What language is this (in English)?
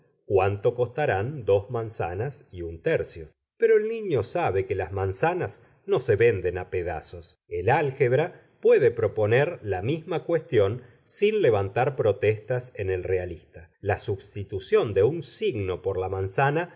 Spanish